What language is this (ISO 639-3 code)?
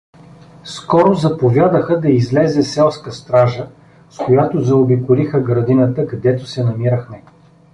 bul